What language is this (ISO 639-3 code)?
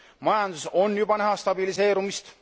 est